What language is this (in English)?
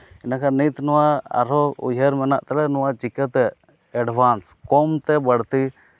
Santali